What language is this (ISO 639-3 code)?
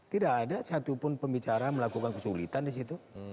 ind